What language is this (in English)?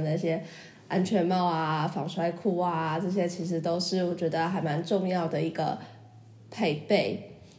Chinese